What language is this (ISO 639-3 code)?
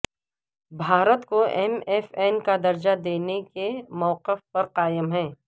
urd